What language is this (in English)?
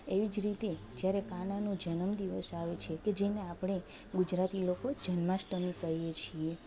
Gujarati